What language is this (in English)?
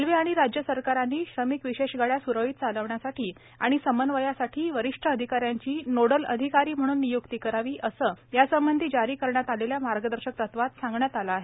Marathi